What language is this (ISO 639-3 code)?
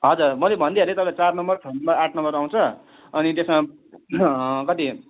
nep